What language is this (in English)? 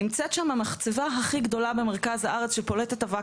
Hebrew